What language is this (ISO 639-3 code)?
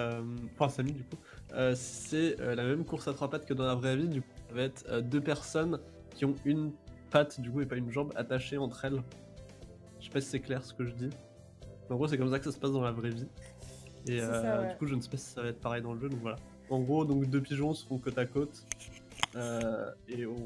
fra